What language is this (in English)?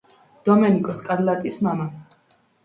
Georgian